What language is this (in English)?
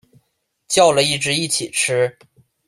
Chinese